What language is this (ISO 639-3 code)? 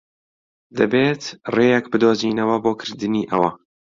ckb